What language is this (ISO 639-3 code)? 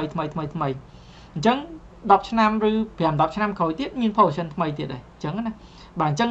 vie